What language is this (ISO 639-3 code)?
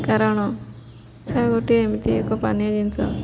ori